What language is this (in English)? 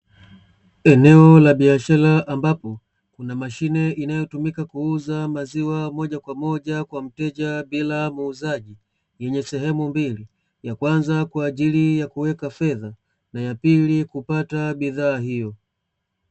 Swahili